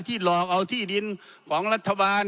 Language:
Thai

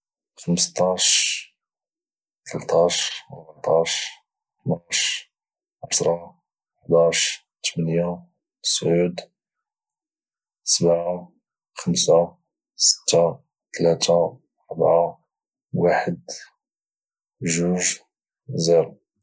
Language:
Moroccan Arabic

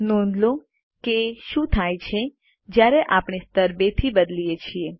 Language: Gujarati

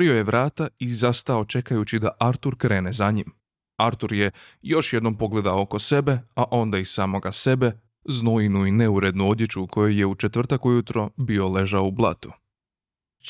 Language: Croatian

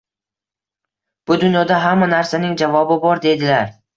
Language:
Uzbek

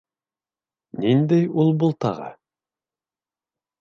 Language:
Bashkir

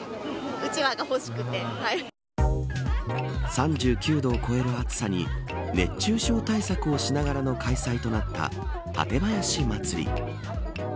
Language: Japanese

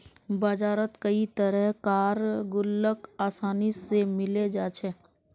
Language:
Magahi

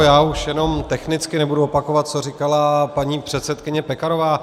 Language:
Czech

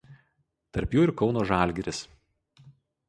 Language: Lithuanian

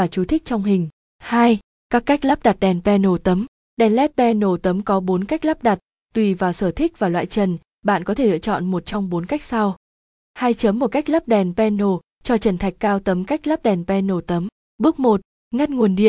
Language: Vietnamese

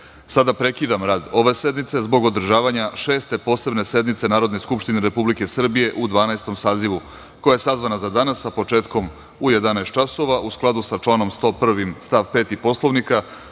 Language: Serbian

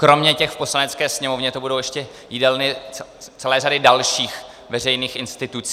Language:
Czech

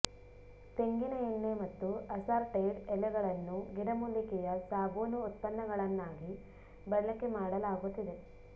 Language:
Kannada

